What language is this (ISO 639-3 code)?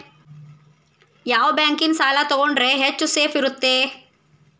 kan